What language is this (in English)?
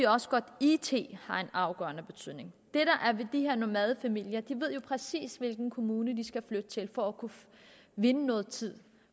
Danish